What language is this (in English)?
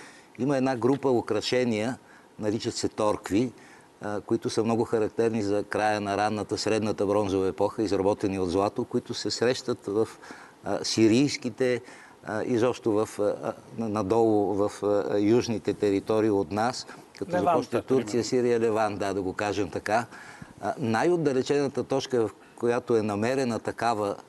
Bulgarian